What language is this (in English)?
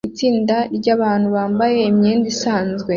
Kinyarwanda